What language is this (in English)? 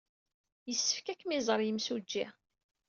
Kabyle